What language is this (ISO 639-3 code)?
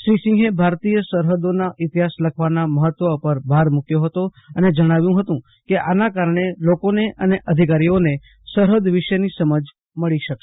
guj